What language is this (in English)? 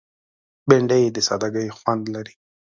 Pashto